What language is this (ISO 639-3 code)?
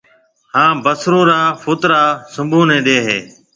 mve